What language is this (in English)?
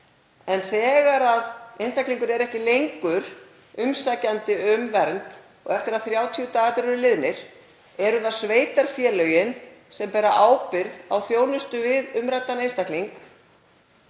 Icelandic